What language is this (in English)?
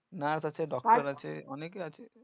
Bangla